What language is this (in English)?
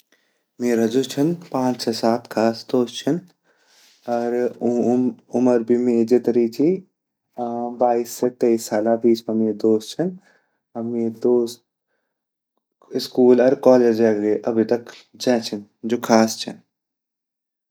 Garhwali